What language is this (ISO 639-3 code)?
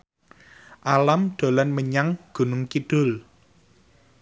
jav